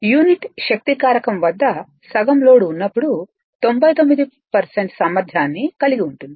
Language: Telugu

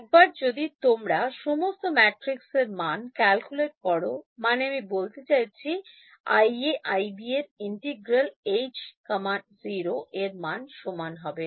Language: Bangla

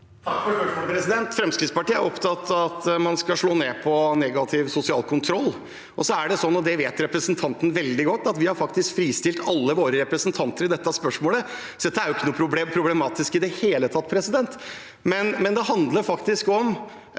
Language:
Norwegian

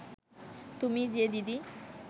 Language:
Bangla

